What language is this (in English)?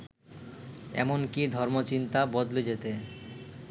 Bangla